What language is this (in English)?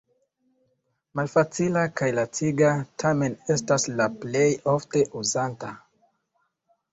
Esperanto